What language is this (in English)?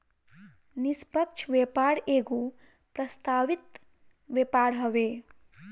Bhojpuri